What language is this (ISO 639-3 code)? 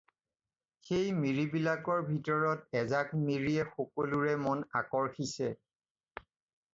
asm